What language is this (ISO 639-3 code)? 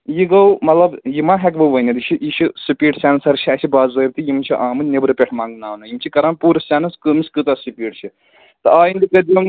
kas